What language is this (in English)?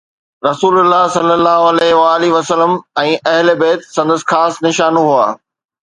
Sindhi